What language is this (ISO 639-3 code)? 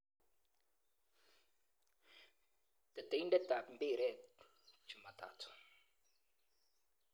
kln